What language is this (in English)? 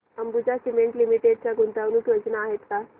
Marathi